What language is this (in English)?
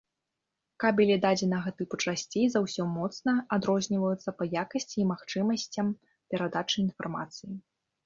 Belarusian